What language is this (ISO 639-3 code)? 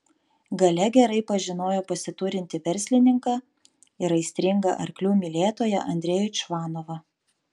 lit